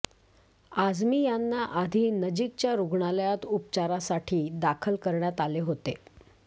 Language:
Marathi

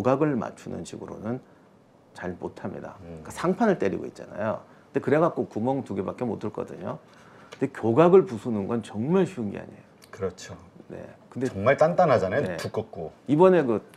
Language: Korean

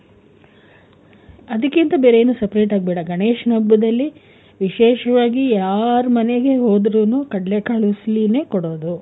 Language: Kannada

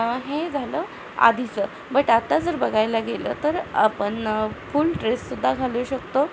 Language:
Marathi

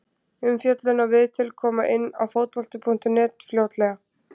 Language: Icelandic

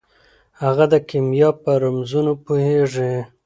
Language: Pashto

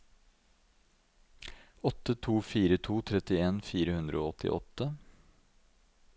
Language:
Norwegian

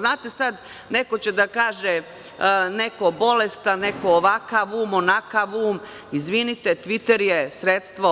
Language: Serbian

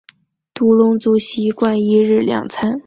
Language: Chinese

